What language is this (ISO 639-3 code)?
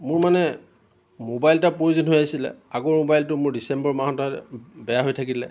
asm